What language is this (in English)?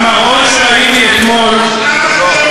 Hebrew